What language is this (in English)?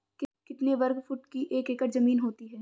Hindi